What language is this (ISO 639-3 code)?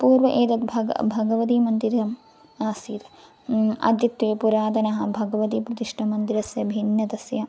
san